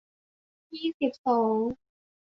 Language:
Thai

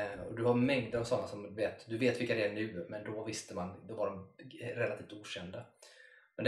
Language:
Swedish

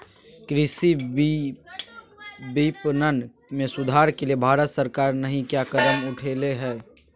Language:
Magahi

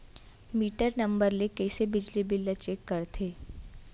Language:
Chhattisgarhi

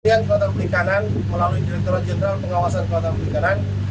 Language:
Indonesian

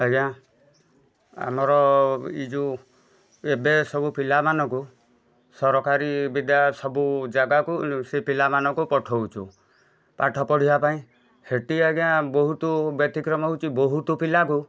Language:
Odia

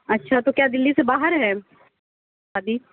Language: Urdu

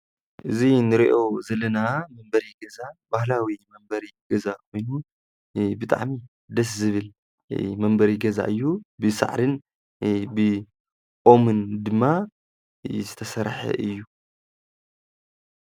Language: Tigrinya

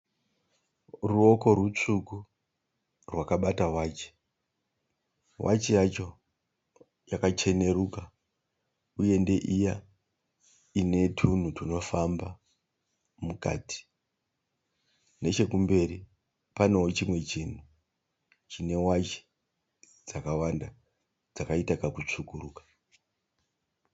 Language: Shona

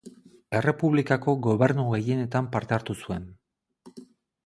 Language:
Basque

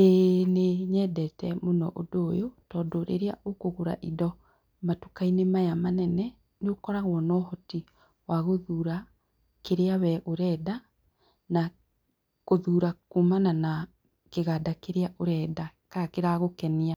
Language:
Kikuyu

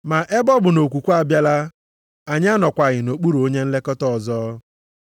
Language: Igbo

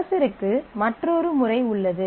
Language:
Tamil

